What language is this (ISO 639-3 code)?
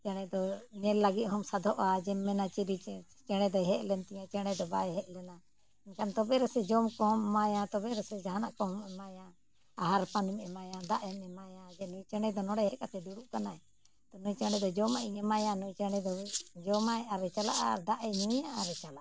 sat